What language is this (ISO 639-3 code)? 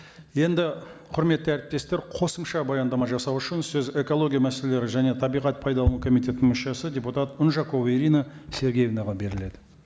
kaz